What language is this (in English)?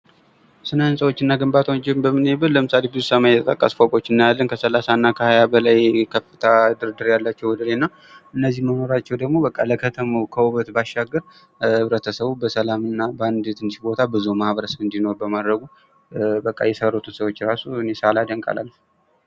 Amharic